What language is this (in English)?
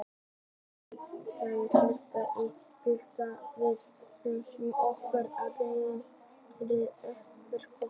Icelandic